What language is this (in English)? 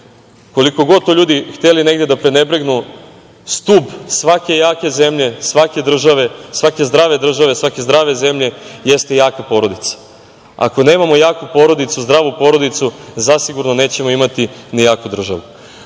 Serbian